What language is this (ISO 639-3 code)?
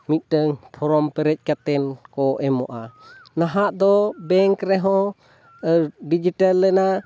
sat